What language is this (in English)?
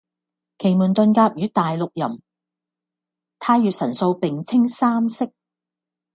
Cantonese